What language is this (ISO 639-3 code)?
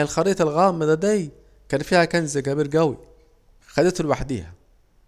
aec